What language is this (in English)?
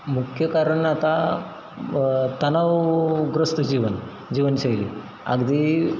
Marathi